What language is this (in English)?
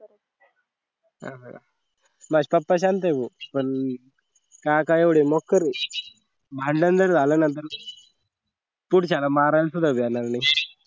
Marathi